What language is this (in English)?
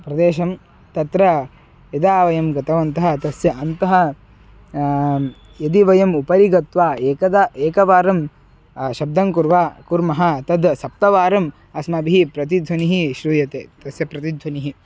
Sanskrit